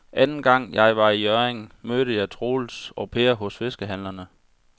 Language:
Danish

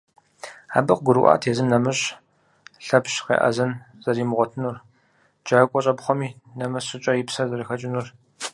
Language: Kabardian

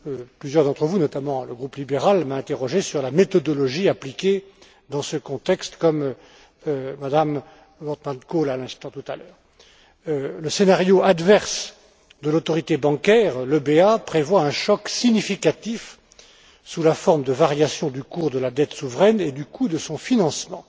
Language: French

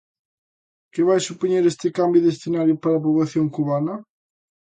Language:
Galician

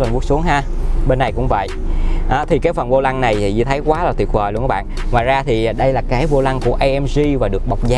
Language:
Vietnamese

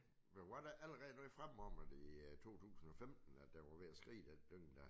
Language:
Danish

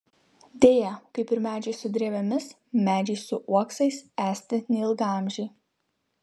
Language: Lithuanian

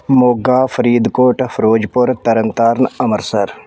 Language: Punjabi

